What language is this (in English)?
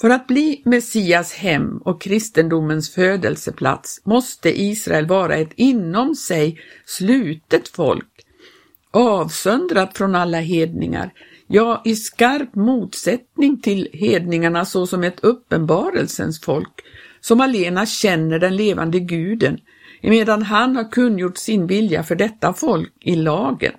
Swedish